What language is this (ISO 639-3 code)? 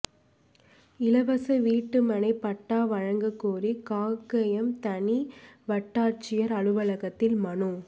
tam